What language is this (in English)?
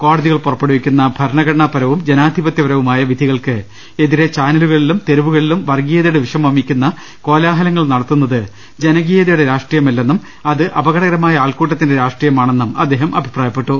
Malayalam